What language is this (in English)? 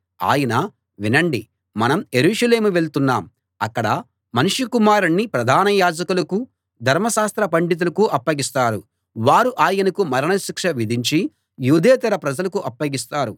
Telugu